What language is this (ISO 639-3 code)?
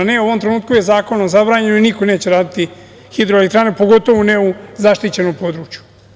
srp